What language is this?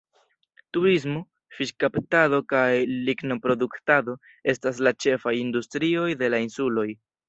Esperanto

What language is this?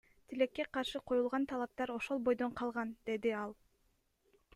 Kyrgyz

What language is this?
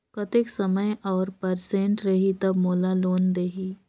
Chhattisgarhi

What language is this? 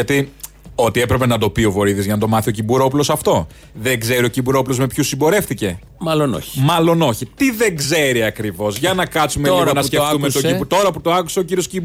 Greek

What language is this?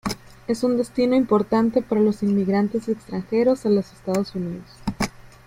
Spanish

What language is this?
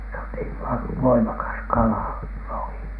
Finnish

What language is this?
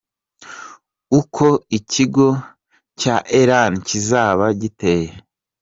Kinyarwanda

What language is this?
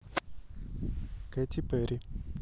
Russian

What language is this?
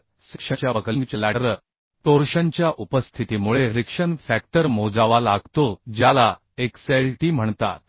Marathi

